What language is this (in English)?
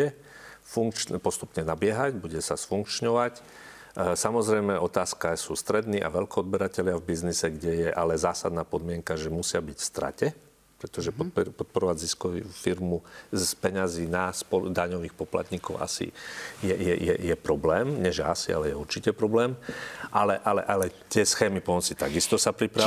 Slovak